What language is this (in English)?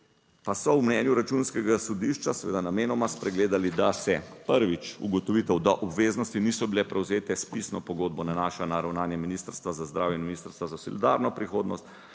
Slovenian